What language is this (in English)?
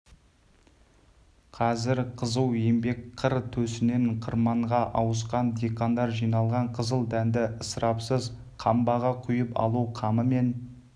Kazakh